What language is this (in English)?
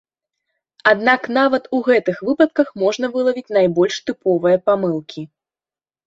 Belarusian